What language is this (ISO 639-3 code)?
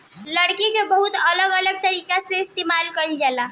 bho